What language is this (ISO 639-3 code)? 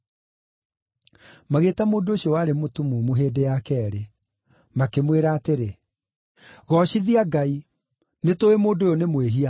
kik